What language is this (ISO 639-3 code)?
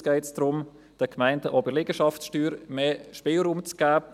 gsw